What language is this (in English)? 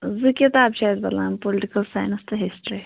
Kashmiri